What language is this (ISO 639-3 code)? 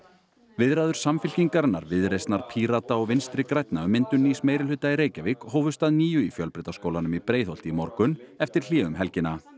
isl